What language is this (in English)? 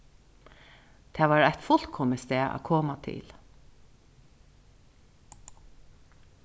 Faroese